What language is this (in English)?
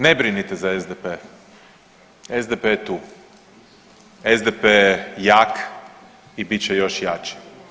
Croatian